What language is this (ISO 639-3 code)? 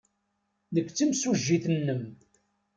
kab